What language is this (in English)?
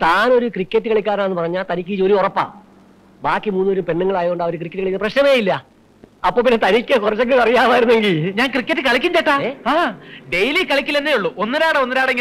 Malayalam